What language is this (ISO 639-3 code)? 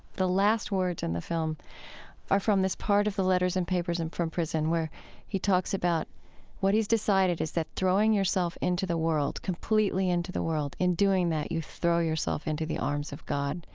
eng